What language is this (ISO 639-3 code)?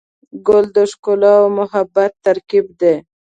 pus